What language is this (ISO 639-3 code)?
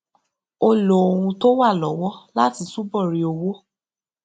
yor